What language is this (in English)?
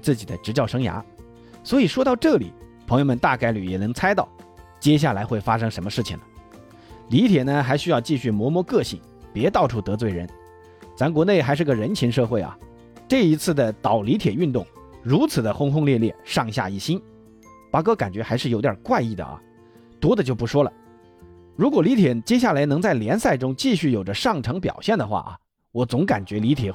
Chinese